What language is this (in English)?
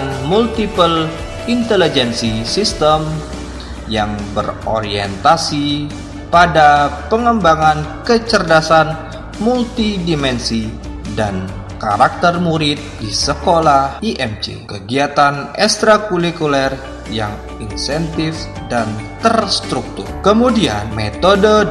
Indonesian